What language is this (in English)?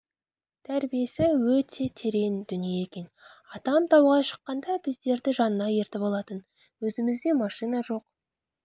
Kazakh